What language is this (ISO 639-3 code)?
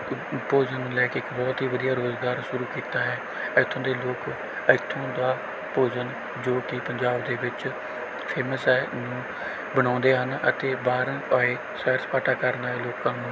pan